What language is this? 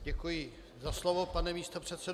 Czech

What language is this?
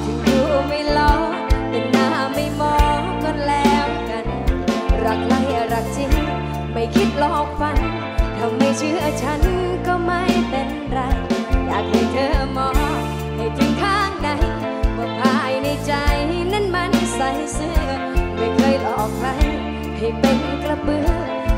Thai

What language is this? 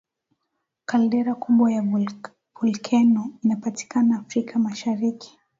Swahili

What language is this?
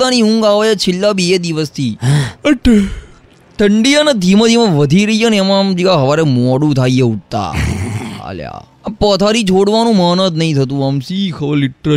Gujarati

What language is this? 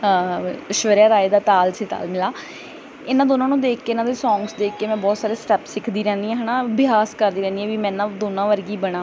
Punjabi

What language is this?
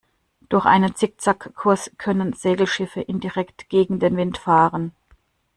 German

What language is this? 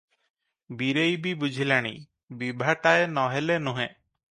Odia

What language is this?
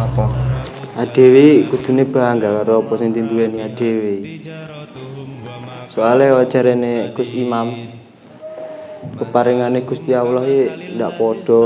Indonesian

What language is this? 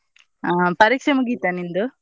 Kannada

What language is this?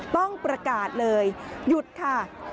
Thai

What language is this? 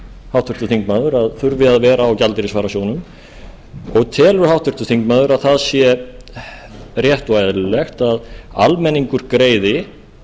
Icelandic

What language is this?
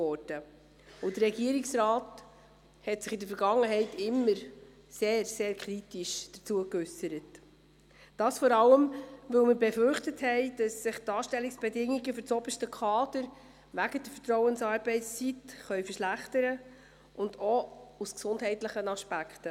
Swiss German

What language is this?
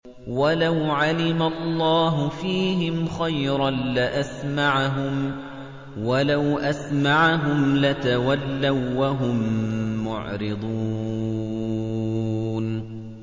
Arabic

